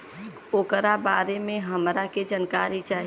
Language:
Bhojpuri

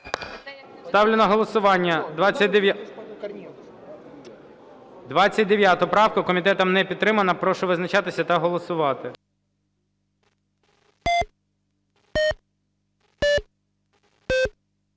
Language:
Ukrainian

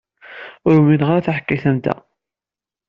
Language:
Kabyle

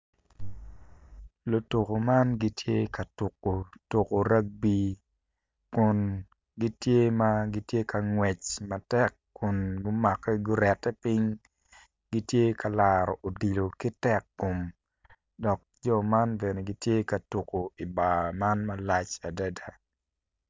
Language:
Acoli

